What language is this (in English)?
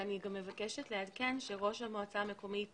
Hebrew